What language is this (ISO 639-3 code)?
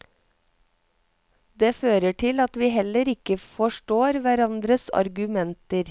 nor